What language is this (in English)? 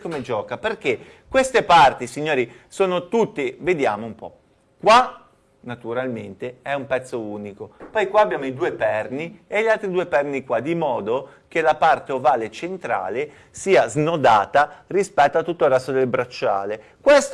Italian